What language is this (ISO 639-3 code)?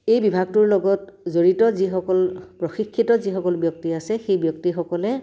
asm